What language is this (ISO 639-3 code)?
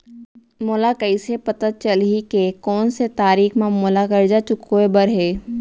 hne